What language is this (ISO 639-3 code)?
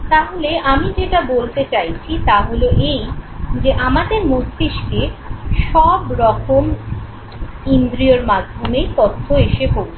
ben